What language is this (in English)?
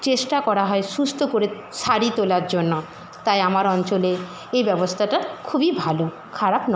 Bangla